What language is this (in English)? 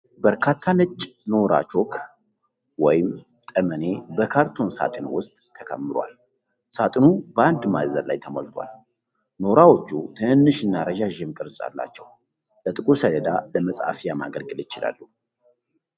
Amharic